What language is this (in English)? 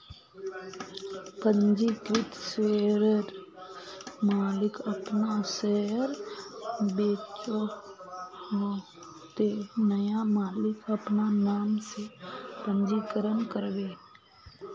Magahi